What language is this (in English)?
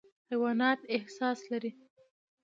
Pashto